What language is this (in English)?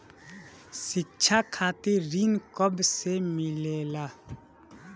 Bhojpuri